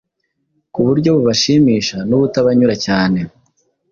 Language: Kinyarwanda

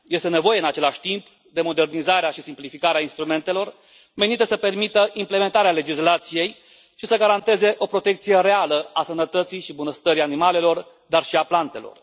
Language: Romanian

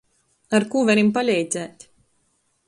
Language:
Latgalian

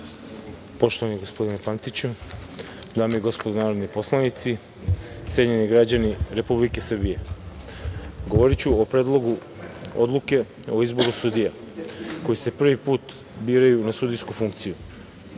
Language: Serbian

